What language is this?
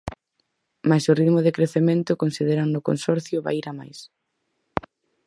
Galician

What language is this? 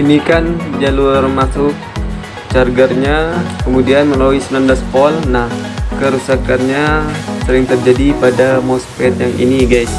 Indonesian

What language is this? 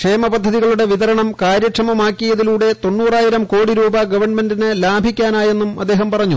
Malayalam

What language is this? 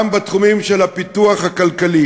Hebrew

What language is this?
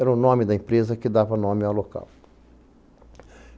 Portuguese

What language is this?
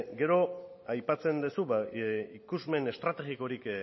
Basque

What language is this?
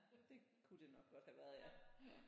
Danish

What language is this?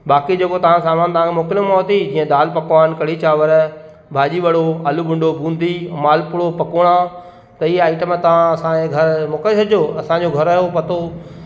Sindhi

